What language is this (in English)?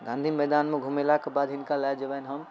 Maithili